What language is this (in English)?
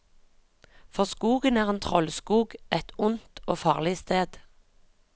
Norwegian